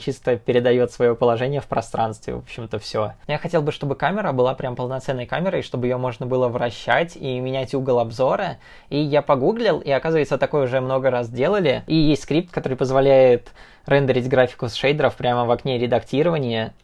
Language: Russian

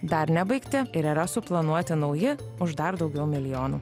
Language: Lithuanian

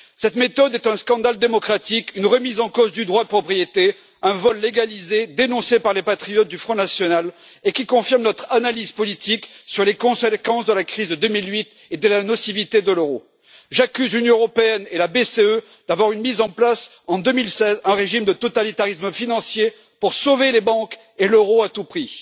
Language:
French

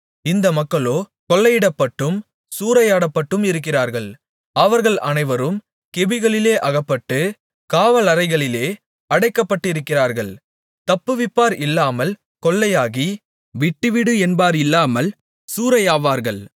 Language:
Tamil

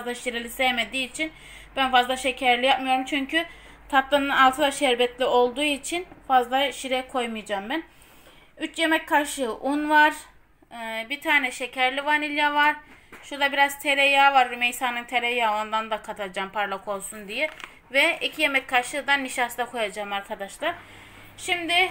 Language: Turkish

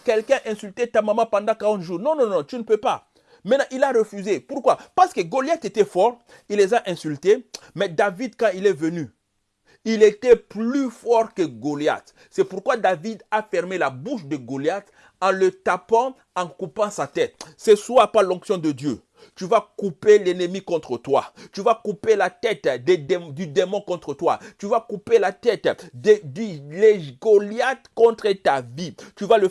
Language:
French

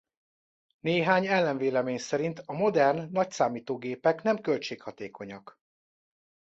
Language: Hungarian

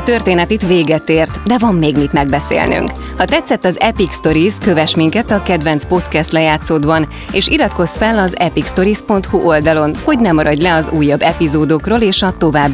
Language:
Hungarian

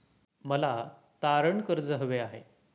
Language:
Marathi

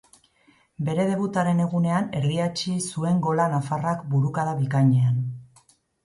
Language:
Basque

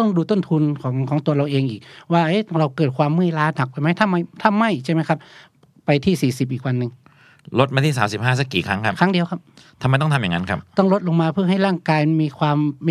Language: Thai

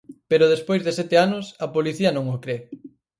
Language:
Galician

